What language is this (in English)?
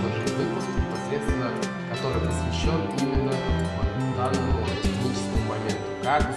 Russian